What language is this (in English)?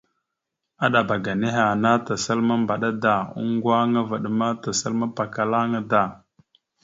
Mada (Cameroon)